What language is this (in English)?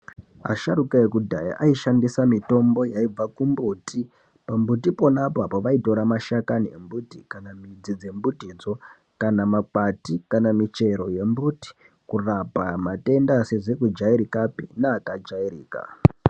Ndau